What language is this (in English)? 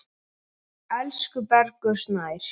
Icelandic